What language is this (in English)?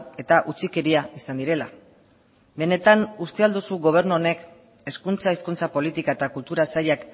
Basque